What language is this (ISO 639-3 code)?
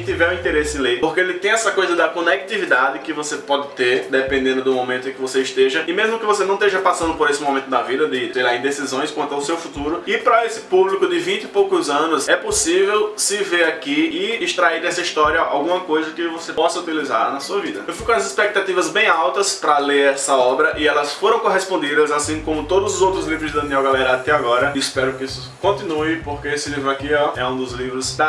por